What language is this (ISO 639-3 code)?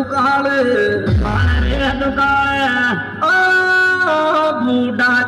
pan